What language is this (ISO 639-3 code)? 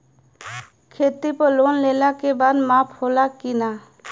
bho